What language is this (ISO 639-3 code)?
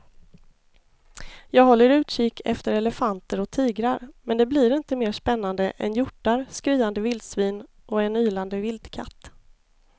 swe